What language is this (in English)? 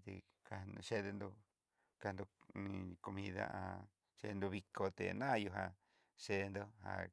Southeastern Nochixtlán Mixtec